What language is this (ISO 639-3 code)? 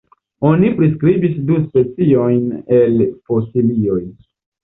epo